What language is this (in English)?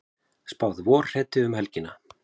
Icelandic